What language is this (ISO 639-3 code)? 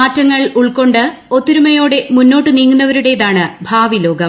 mal